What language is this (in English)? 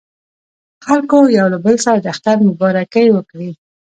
Pashto